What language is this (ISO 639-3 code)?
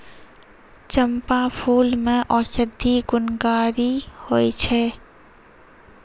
mai